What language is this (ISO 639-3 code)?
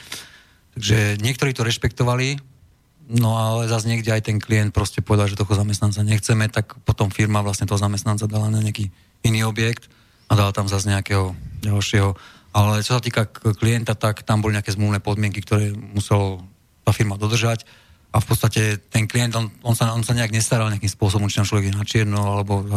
slk